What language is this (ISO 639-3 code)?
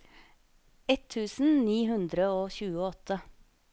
nor